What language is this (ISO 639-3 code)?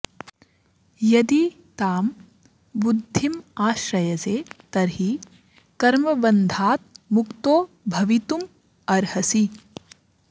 san